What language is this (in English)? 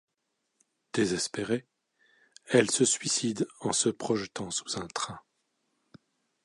French